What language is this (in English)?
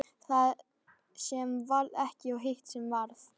Icelandic